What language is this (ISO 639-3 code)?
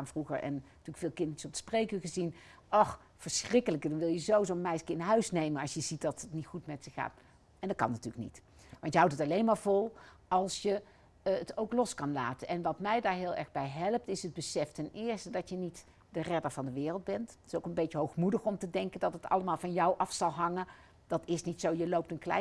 nld